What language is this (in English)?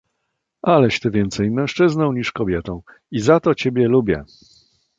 Polish